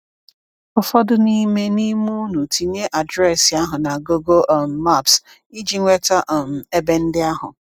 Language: Igbo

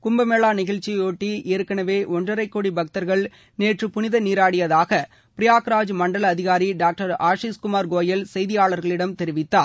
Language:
Tamil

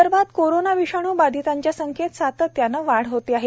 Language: Marathi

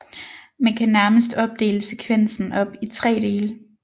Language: Danish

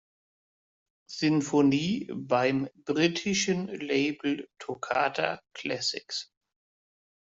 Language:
German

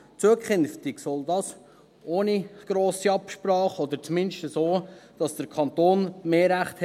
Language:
Swiss German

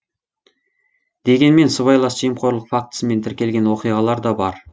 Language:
Kazakh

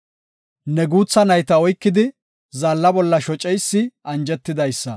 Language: Gofa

